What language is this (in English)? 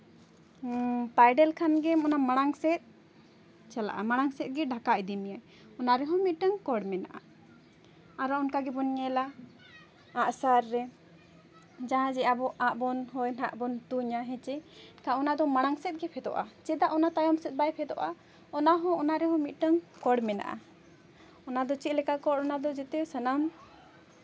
Santali